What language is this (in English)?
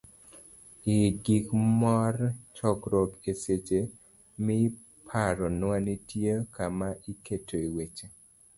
Luo (Kenya and Tanzania)